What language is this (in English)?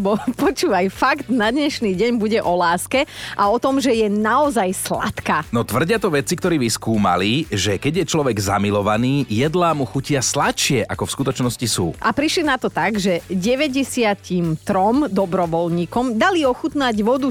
Slovak